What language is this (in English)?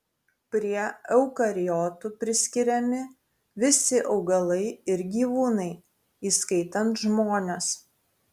Lithuanian